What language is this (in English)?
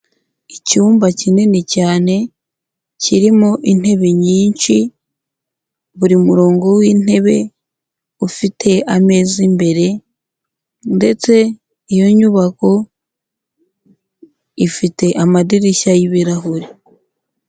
Kinyarwanda